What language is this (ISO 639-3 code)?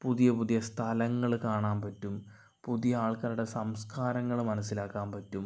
mal